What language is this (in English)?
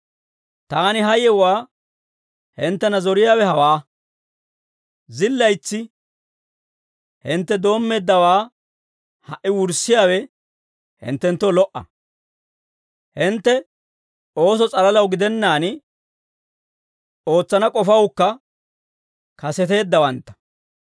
Dawro